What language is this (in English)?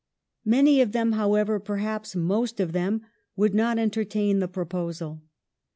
English